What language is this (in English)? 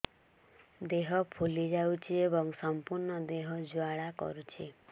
Odia